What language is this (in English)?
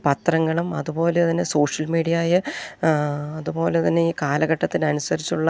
Malayalam